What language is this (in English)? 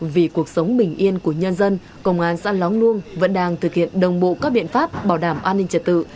Vietnamese